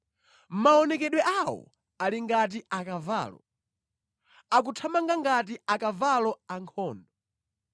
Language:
Nyanja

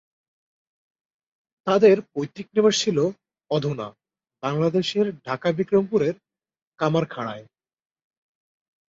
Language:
Bangla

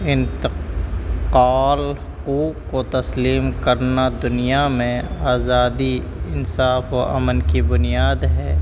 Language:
Urdu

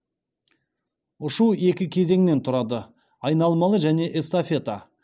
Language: Kazakh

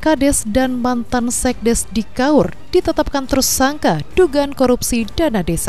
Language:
Indonesian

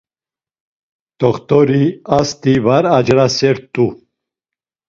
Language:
Laz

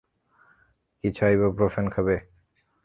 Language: Bangla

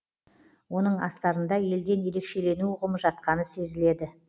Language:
Kazakh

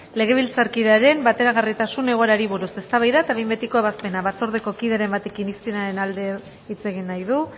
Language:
Basque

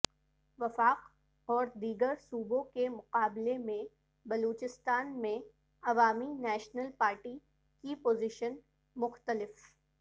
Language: Urdu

